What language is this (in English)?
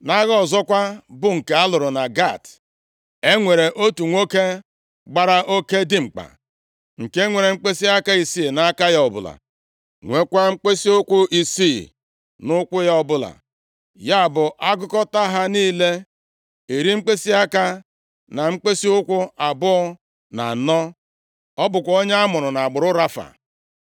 Igbo